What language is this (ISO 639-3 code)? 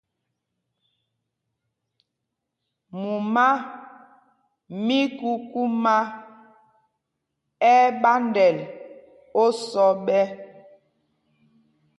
mgg